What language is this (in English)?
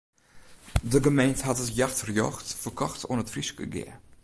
Western Frisian